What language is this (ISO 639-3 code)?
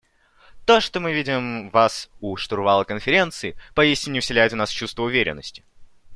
rus